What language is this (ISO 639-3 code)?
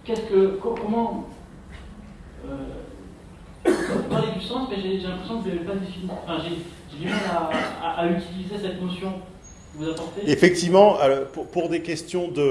fra